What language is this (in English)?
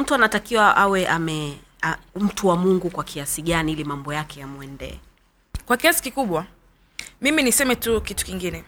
Swahili